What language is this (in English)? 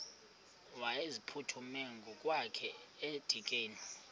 Xhosa